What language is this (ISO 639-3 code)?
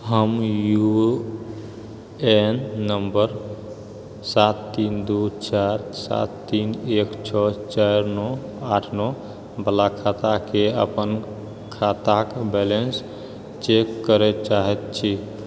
mai